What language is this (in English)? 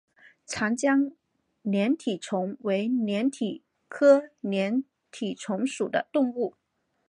Chinese